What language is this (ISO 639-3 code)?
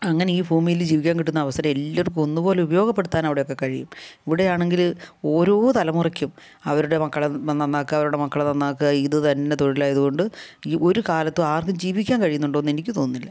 mal